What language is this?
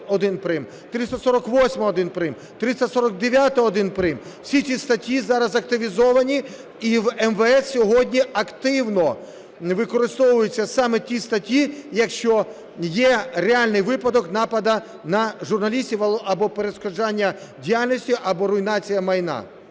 Ukrainian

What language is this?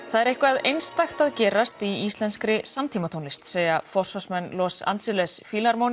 Icelandic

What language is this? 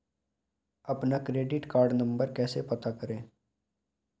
Hindi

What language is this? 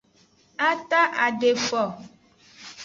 Aja (Benin)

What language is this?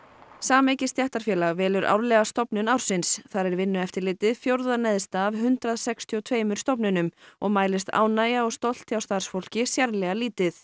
Icelandic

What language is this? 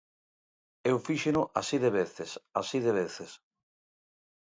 Galician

